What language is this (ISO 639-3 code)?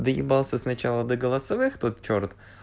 rus